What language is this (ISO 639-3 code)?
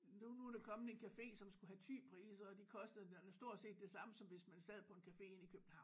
dan